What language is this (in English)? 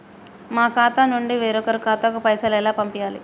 Telugu